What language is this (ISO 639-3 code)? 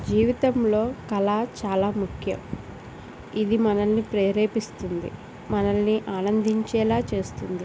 tel